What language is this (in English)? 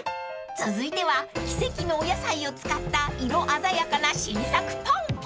Japanese